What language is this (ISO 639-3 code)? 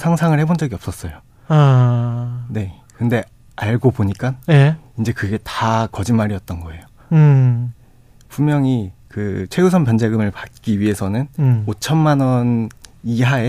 kor